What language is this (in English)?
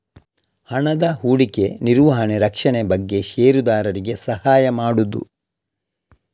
Kannada